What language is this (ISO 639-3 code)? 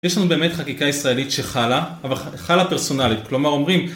heb